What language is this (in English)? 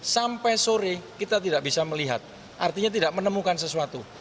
Indonesian